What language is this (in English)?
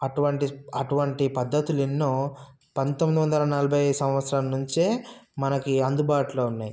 Telugu